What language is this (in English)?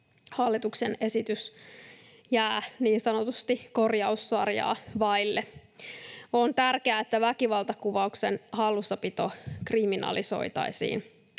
Finnish